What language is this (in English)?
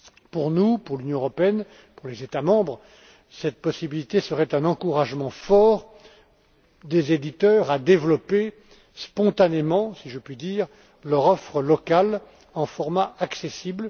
French